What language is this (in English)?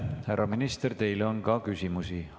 Estonian